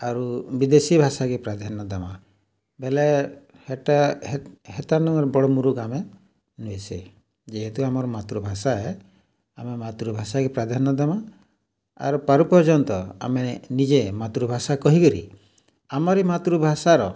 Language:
Odia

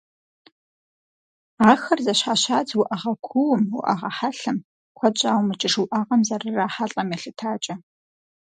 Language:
Kabardian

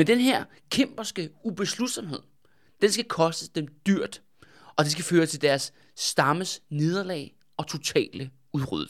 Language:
Danish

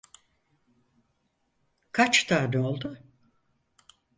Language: Turkish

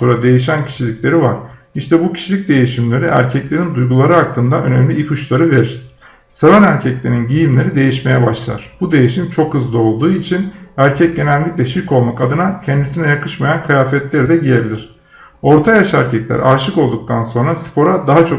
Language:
Turkish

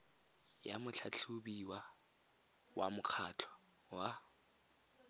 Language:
Tswana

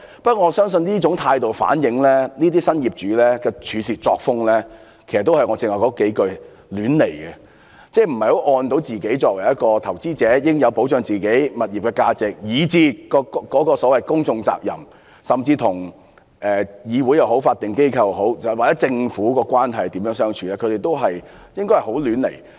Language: Cantonese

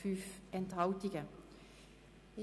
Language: Swiss German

